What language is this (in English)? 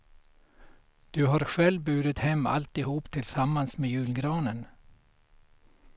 Swedish